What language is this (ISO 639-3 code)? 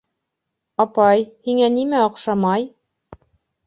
bak